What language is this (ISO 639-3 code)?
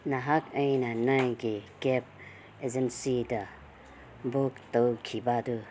mni